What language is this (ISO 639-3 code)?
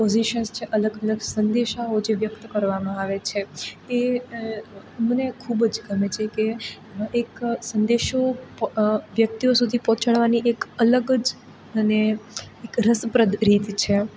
guj